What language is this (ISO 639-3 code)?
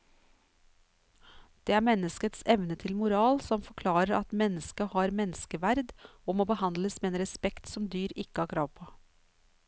nor